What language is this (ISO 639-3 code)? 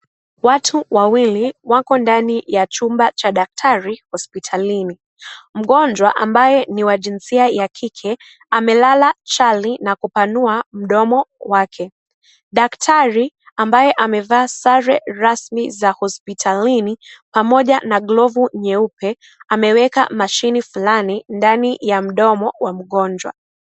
swa